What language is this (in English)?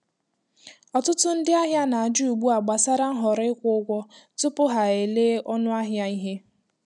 Igbo